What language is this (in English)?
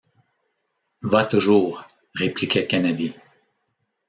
French